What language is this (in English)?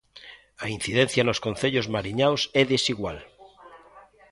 Galician